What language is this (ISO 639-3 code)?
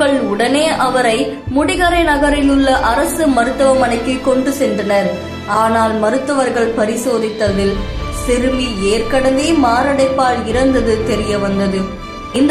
tam